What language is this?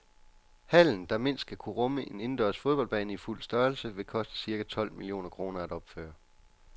Danish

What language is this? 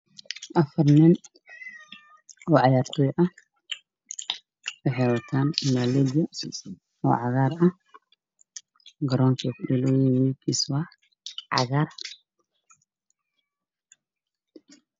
Somali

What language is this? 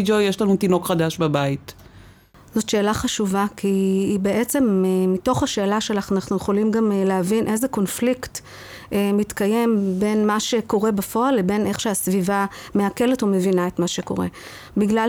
Hebrew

